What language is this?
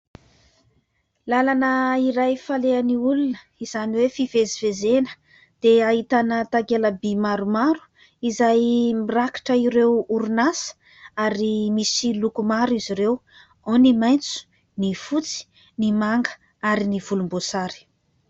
Malagasy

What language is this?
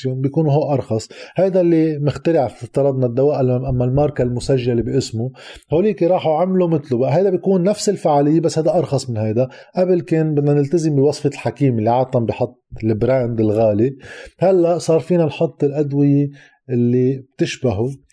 Arabic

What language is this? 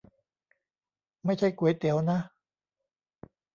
Thai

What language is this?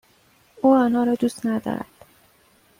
Persian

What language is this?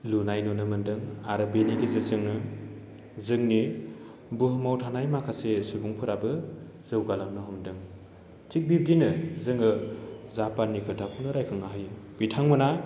Bodo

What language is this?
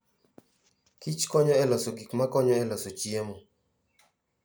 Luo (Kenya and Tanzania)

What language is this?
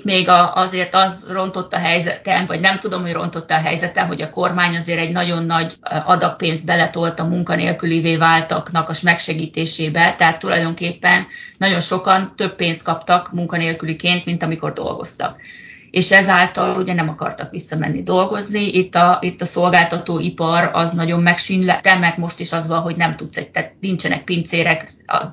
Hungarian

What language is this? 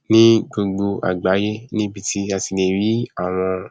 Yoruba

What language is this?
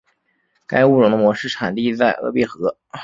Chinese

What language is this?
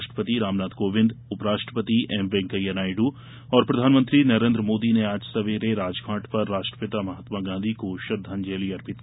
Hindi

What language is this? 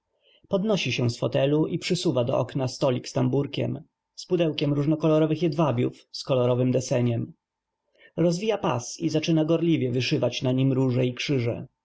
Polish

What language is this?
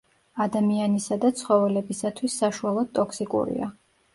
Georgian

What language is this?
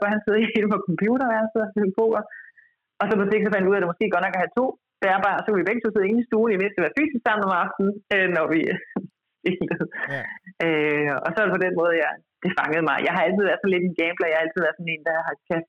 Danish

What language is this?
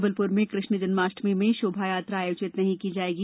Hindi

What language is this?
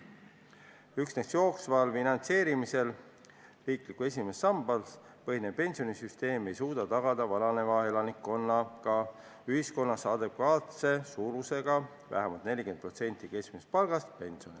Estonian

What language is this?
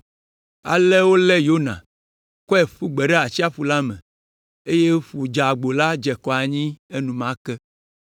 Ewe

